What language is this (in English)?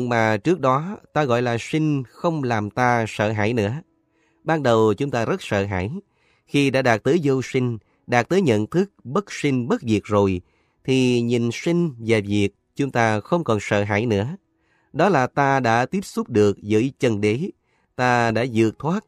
Vietnamese